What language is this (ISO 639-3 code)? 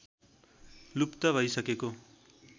nep